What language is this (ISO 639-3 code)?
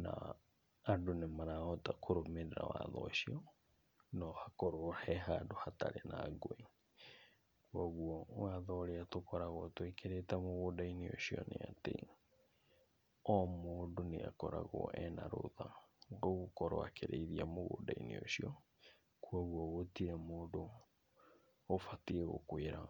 kik